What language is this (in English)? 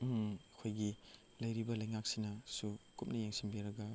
Manipuri